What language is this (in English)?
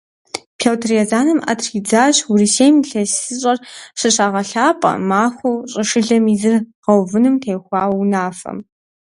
Kabardian